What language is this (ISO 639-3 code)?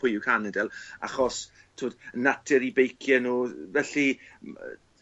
cym